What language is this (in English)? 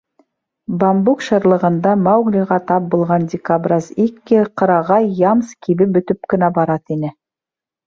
Bashkir